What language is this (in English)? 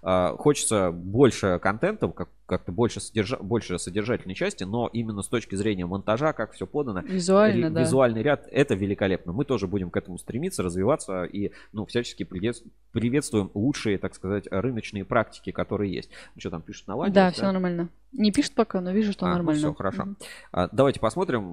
Russian